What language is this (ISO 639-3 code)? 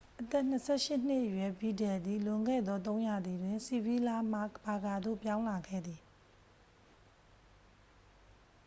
mya